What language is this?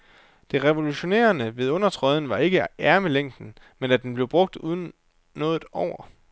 Danish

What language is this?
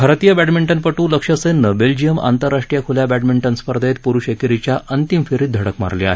Marathi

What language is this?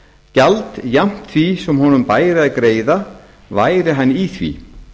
Icelandic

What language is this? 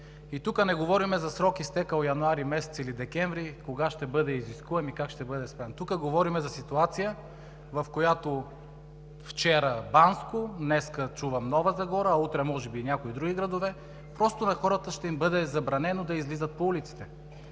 Bulgarian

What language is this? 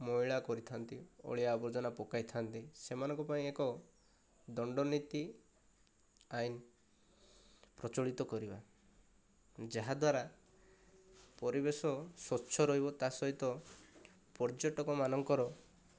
Odia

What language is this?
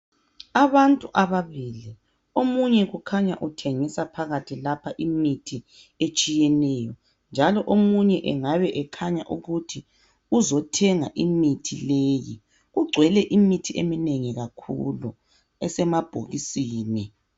North Ndebele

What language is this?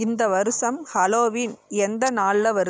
Tamil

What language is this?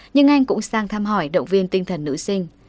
Vietnamese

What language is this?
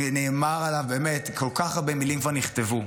Hebrew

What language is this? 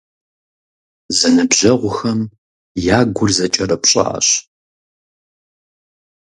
Kabardian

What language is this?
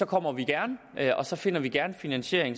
Danish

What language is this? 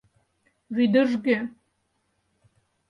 Mari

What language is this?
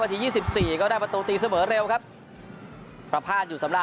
Thai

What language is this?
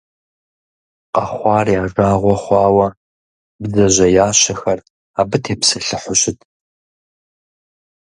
Kabardian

